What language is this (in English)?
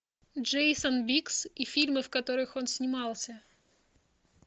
Russian